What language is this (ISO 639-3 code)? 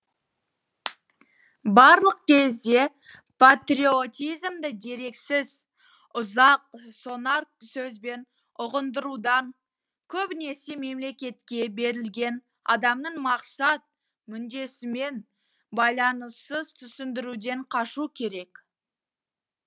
kaz